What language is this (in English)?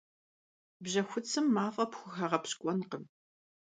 Kabardian